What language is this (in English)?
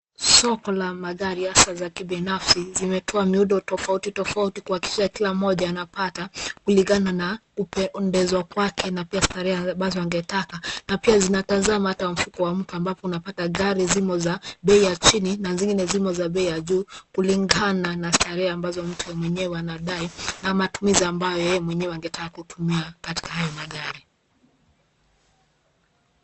Swahili